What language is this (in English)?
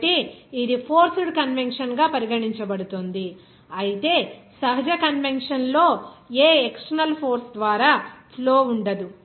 Telugu